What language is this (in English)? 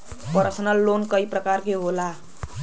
Bhojpuri